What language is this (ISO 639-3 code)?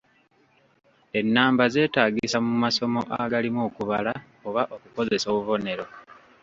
lug